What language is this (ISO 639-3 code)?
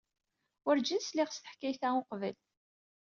kab